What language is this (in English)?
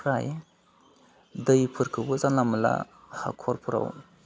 Bodo